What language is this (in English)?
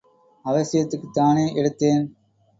Tamil